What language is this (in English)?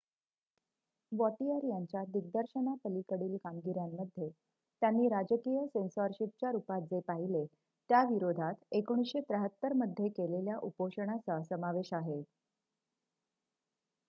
Marathi